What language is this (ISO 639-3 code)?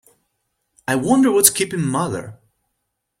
eng